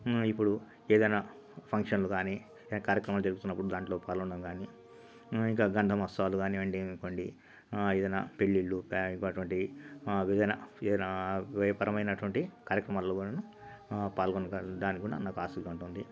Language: Telugu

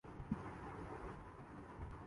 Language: Urdu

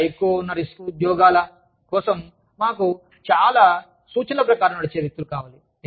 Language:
Telugu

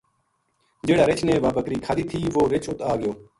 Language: Gujari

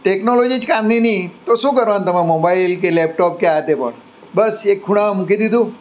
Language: Gujarati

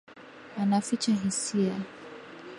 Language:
Swahili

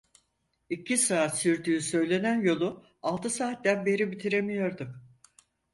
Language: Turkish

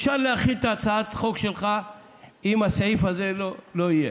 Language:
Hebrew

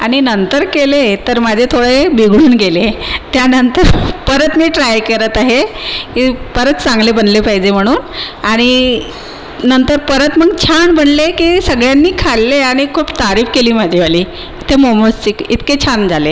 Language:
Marathi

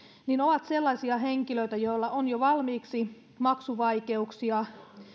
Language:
Finnish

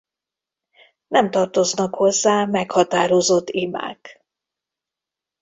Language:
Hungarian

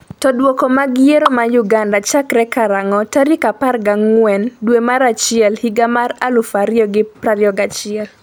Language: Luo (Kenya and Tanzania)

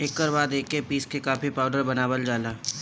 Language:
Bhojpuri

